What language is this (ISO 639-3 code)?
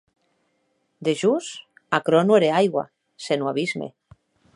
oci